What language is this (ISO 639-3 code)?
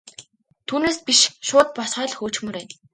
mon